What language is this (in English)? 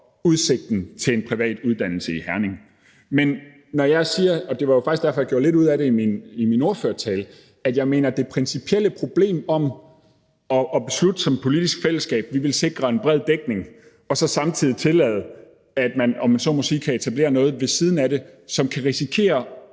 Danish